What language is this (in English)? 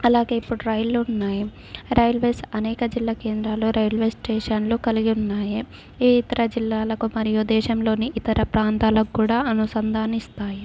Telugu